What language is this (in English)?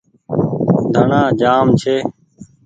Goaria